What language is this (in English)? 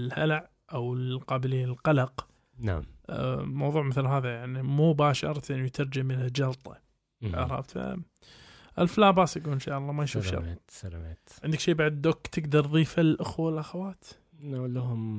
Arabic